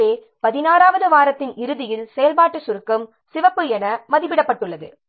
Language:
Tamil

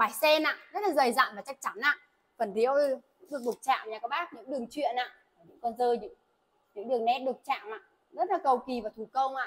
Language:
Vietnamese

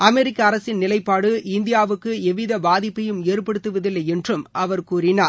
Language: Tamil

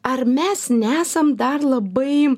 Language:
Lithuanian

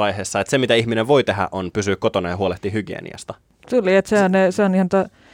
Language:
Finnish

